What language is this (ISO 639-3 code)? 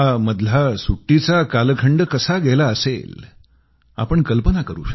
mar